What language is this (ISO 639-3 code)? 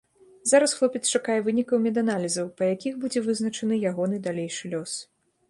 bel